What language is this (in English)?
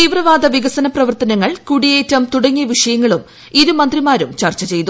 Malayalam